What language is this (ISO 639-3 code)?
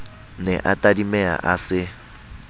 sot